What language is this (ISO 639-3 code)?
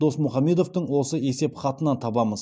kaz